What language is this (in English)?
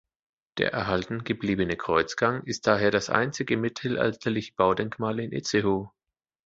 German